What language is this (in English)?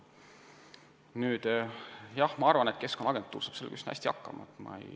Estonian